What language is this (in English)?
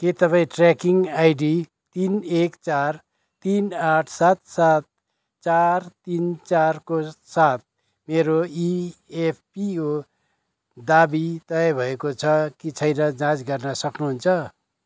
Nepali